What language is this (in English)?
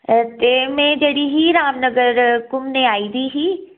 Dogri